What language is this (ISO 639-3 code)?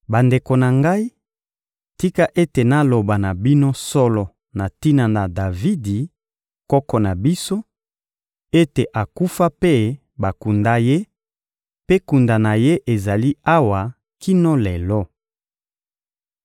lin